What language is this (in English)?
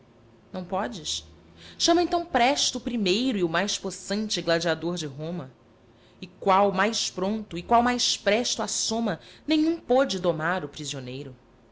Portuguese